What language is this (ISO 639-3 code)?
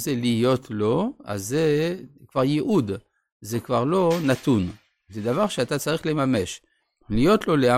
heb